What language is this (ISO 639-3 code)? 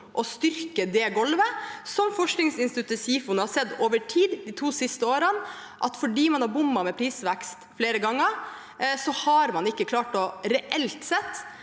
nor